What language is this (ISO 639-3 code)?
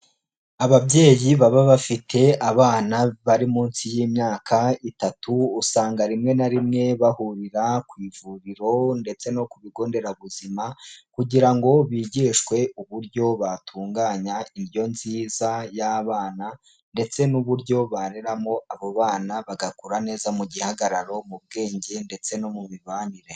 kin